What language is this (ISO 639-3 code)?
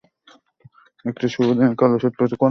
ben